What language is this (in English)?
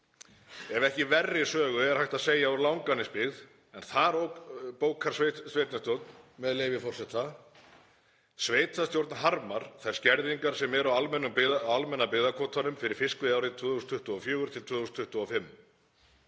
Icelandic